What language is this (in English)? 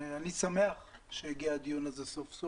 Hebrew